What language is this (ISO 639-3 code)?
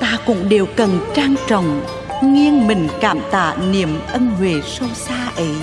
vie